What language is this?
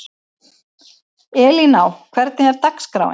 Icelandic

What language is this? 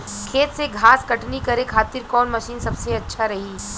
Bhojpuri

